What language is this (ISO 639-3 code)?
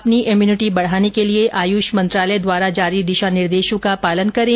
hin